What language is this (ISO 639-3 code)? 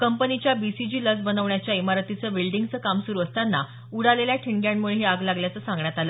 mar